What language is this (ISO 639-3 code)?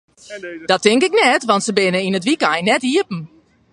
fry